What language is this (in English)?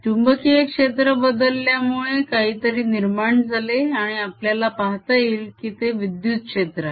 Marathi